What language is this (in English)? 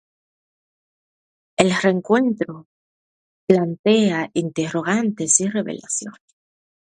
Spanish